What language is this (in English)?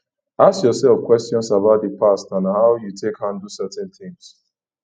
Nigerian Pidgin